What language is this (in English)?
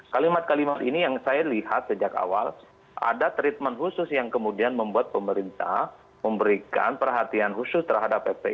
Indonesian